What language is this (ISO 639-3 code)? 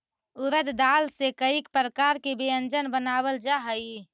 mag